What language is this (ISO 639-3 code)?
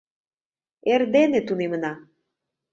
chm